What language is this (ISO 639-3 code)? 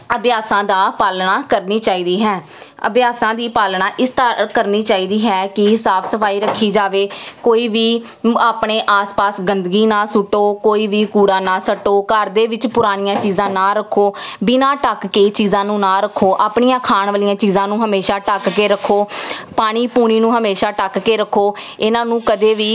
pan